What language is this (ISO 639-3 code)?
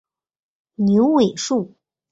zho